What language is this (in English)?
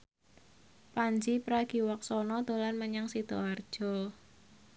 Javanese